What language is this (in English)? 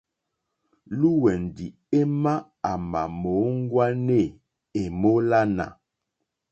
Mokpwe